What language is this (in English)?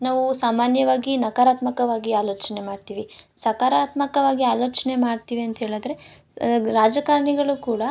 Kannada